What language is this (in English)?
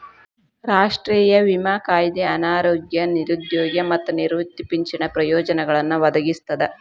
Kannada